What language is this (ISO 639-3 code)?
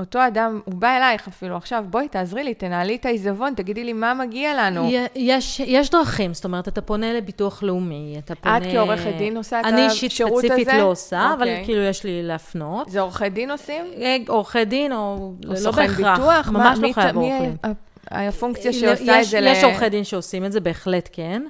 heb